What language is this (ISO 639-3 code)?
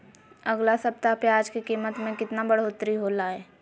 mag